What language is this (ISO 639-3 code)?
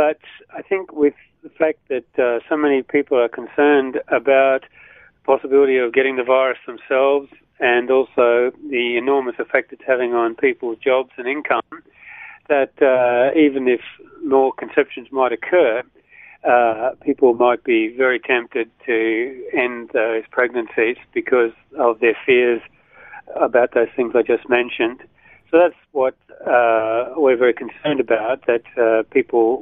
eng